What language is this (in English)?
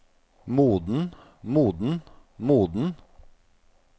Norwegian